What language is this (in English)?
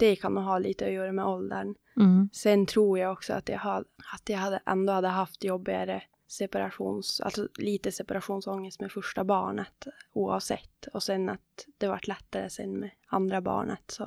Swedish